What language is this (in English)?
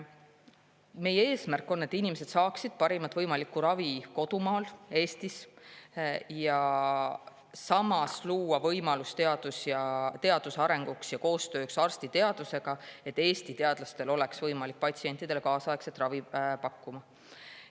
Estonian